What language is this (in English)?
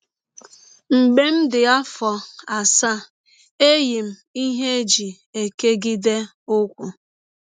Igbo